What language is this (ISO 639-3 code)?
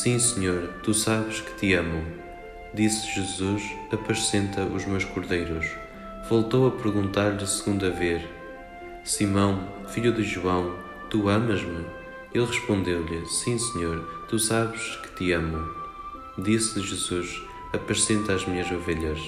por